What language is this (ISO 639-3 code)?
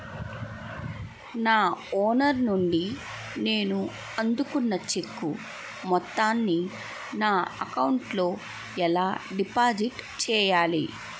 tel